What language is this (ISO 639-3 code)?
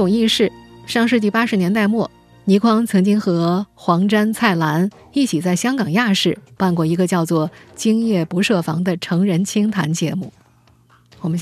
zho